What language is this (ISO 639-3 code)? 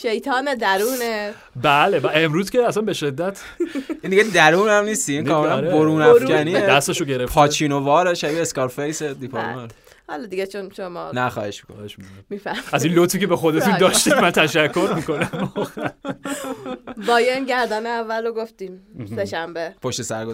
fas